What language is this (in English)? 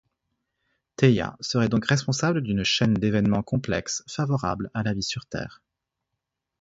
French